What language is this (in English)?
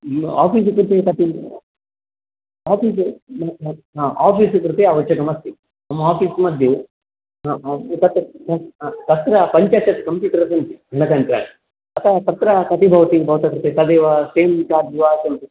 Sanskrit